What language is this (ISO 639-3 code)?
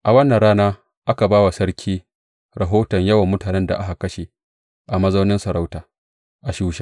hau